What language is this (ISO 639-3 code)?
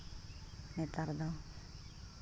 sat